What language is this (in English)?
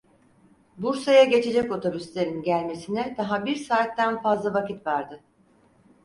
Turkish